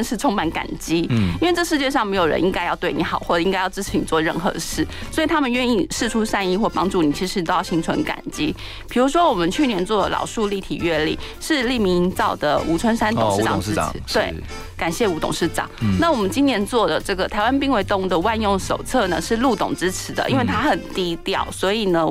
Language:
Chinese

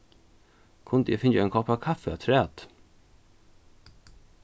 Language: Faroese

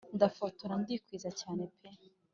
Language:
Kinyarwanda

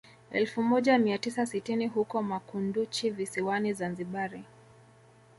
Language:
Swahili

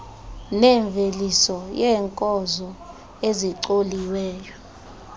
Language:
Xhosa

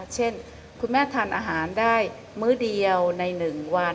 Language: Thai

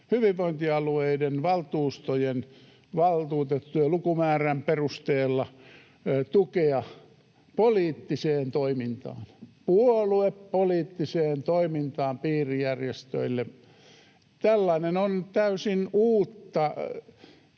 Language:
Finnish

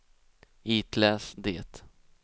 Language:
Swedish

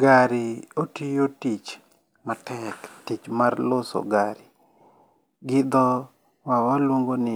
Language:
Luo (Kenya and Tanzania)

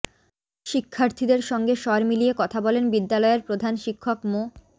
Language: Bangla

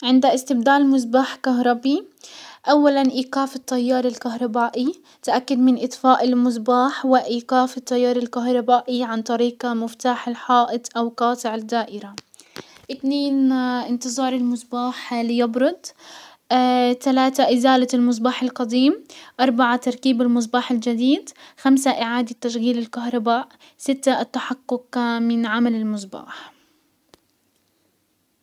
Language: Hijazi Arabic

